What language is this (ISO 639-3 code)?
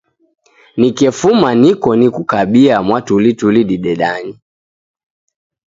dav